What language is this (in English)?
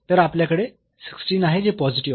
Marathi